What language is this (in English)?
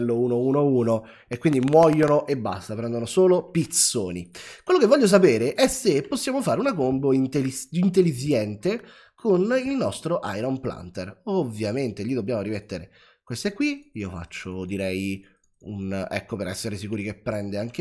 Italian